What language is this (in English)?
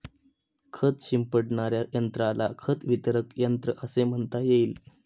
Marathi